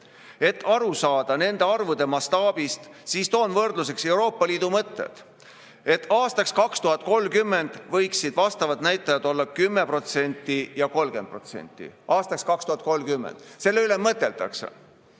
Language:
Estonian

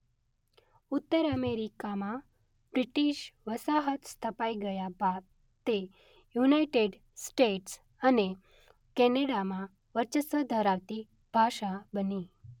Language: Gujarati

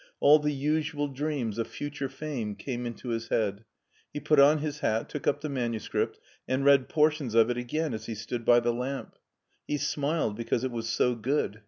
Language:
English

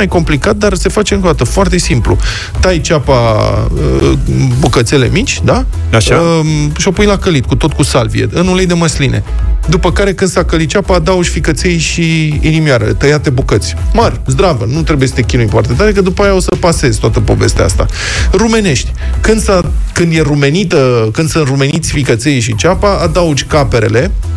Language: Romanian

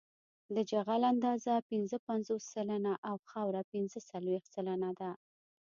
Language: Pashto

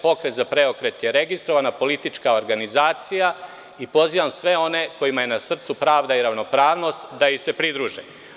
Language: Serbian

